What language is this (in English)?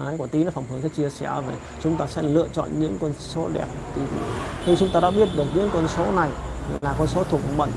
Vietnamese